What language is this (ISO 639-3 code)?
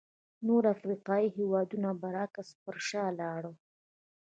pus